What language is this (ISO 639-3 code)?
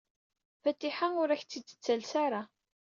kab